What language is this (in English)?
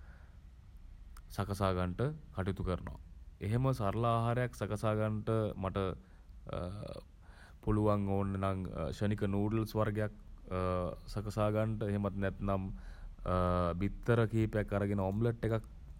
Sinhala